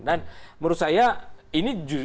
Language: Indonesian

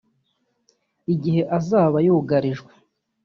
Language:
Kinyarwanda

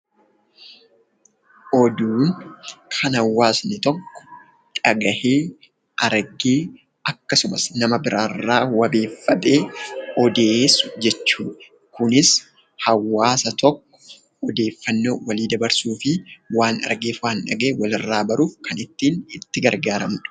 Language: Oromo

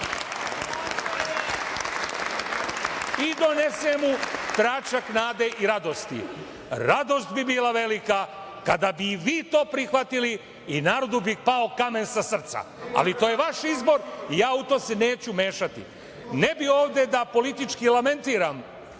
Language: Serbian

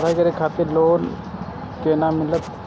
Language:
Maithili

